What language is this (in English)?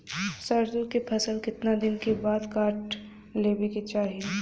Bhojpuri